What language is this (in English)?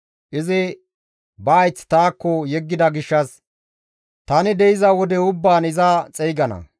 Gamo